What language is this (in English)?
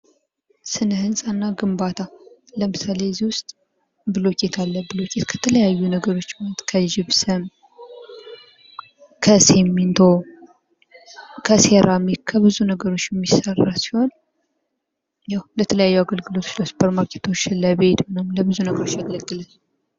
Amharic